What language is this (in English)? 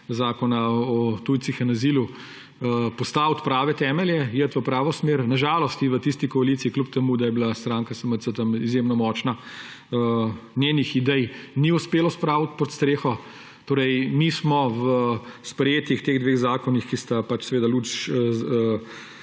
Slovenian